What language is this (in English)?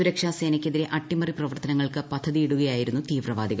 Malayalam